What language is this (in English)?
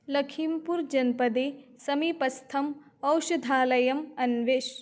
Sanskrit